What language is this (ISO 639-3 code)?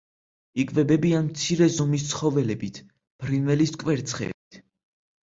kat